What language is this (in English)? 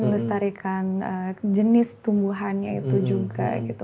Indonesian